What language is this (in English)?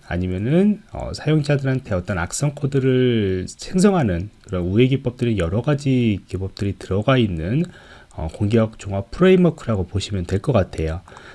Korean